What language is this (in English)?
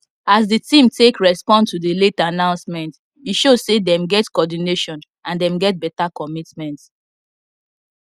Nigerian Pidgin